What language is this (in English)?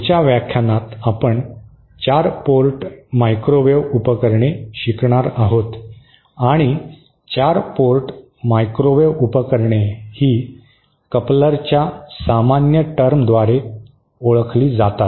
Marathi